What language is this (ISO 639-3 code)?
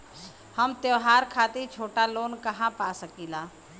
bho